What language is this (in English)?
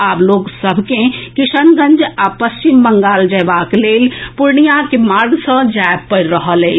Maithili